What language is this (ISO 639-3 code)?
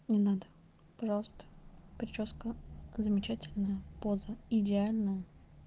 rus